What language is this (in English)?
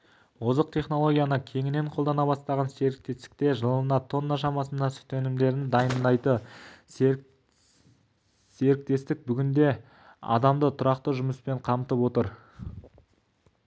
Kazakh